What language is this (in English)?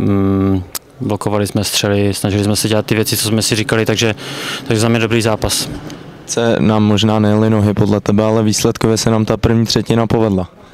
Czech